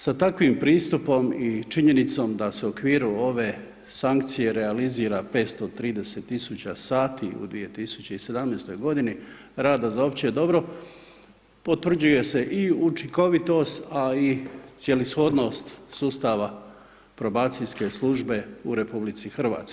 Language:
Croatian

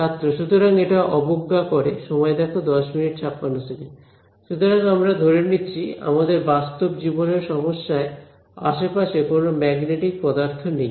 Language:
Bangla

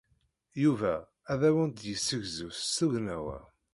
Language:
Kabyle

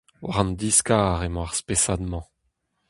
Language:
Breton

